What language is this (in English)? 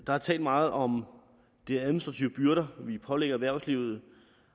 Danish